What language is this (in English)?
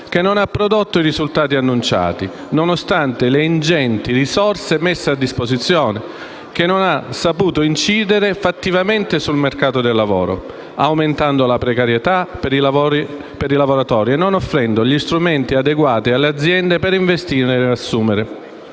Italian